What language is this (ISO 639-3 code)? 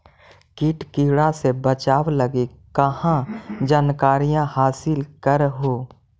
mag